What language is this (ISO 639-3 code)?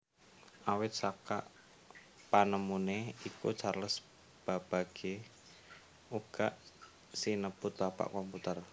jav